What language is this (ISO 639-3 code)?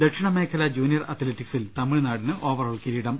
mal